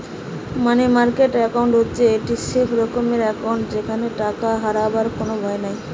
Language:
Bangla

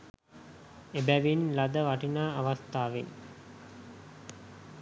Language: Sinhala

